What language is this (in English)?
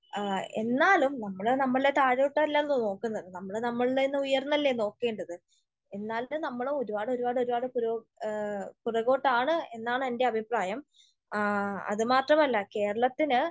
Malayalam